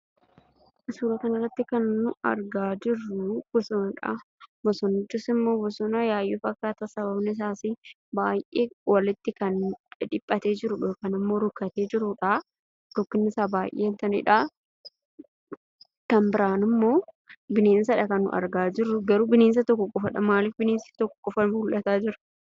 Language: Oromo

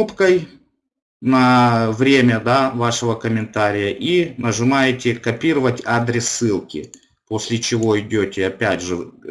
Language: Russian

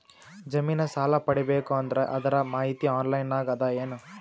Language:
Kannada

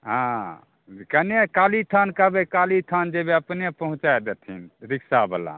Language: Maithili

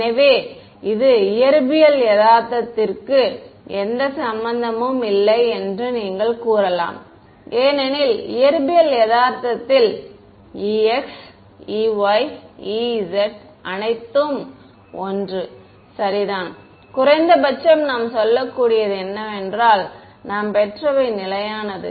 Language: Tamil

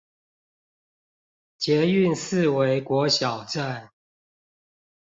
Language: Chinese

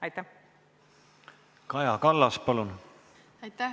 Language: Estonian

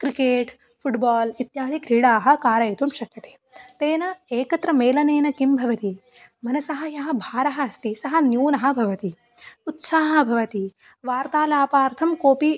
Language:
Sanskrit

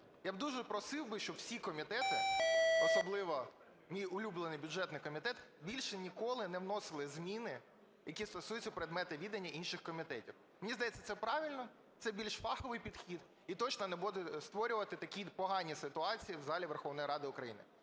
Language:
Ukrainian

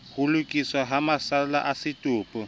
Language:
Southern Sotho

